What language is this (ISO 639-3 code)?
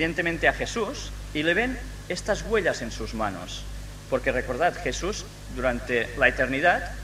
spa